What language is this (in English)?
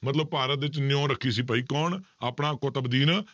Punjabi